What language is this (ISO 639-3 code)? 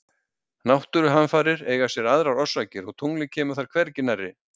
isl